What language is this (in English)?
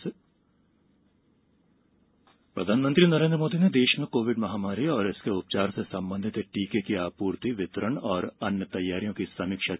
Hindi